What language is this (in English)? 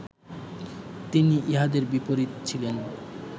Bangla